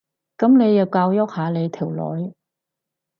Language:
Cantonese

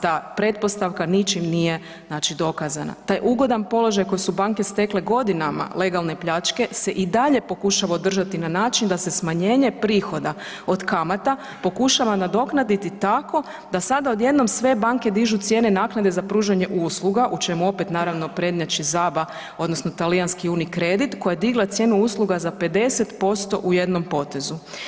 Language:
Croatian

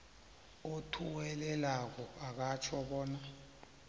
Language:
South Ndebele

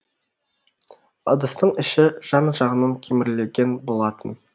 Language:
Kazakh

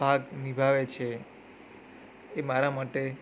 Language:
Gujarati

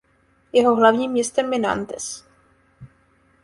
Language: Czech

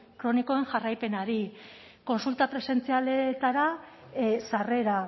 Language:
Basque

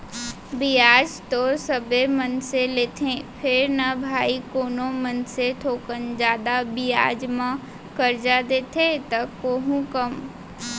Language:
Chhattisgarhi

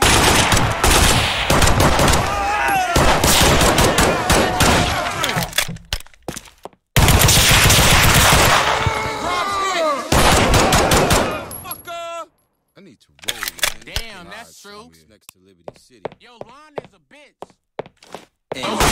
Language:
English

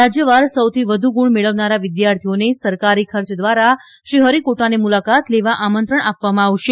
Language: Gujarati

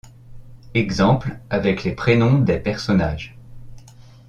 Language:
French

